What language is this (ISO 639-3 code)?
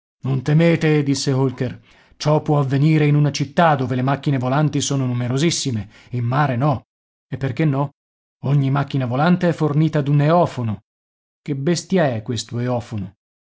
ita